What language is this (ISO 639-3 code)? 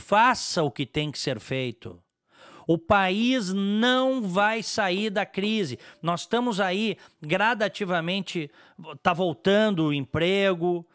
por